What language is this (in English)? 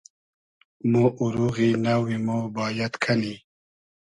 Hazaragi